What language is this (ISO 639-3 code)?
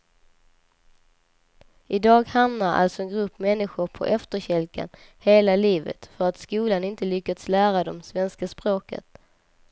swe